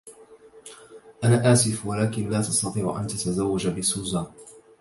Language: Arabic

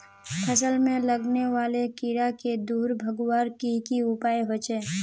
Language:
Magahi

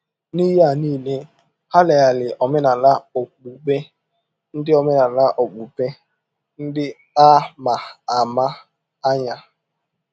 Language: Igbo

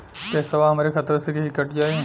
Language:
Bhojpuri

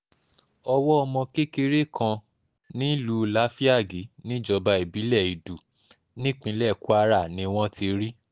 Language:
Yoruba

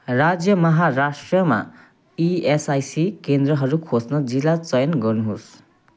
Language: Nepali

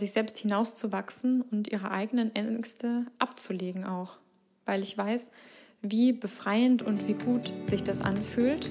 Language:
German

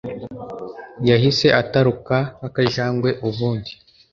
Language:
Kinyarwanda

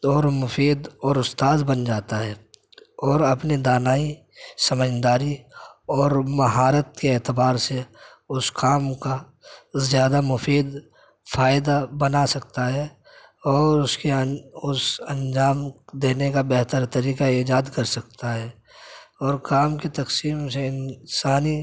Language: Urdu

